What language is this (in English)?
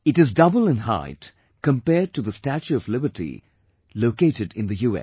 English